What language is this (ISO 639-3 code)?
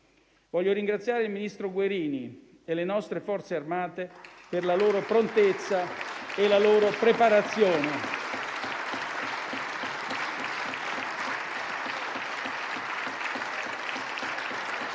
ita